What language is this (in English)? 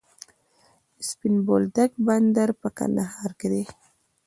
Pashto